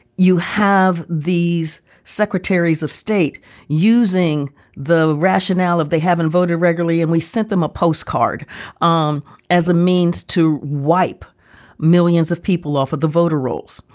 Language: English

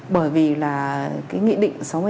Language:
Vietnamese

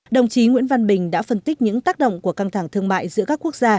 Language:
Vietnamese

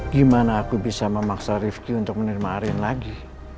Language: Indonesian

